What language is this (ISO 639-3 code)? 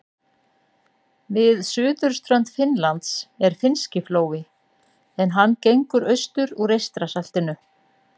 isl